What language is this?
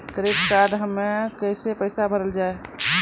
Maithili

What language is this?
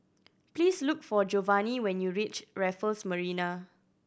English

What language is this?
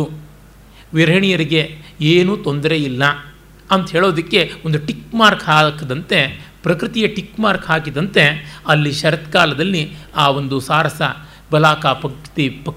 Kannada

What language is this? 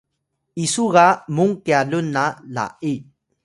Atayal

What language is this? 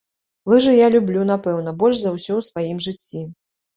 Belarusian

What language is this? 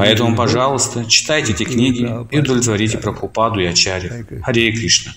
Russian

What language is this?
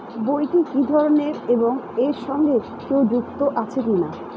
Bangla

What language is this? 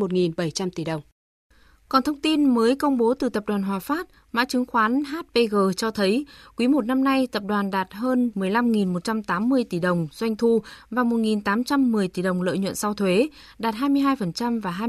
Vietnamese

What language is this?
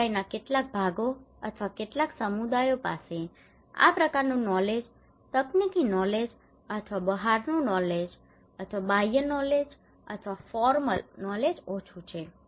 Gujarati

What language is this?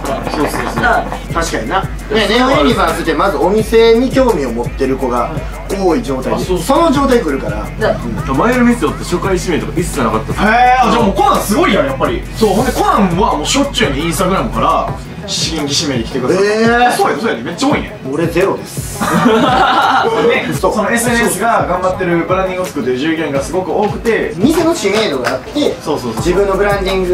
Japanese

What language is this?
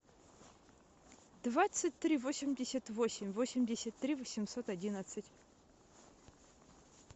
Russian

